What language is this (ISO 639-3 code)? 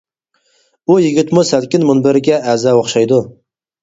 uig